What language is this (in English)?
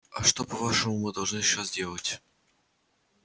Russian